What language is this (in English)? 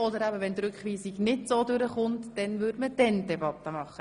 Swiss German